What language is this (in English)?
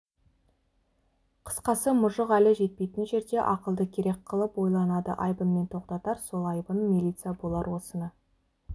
Kazakh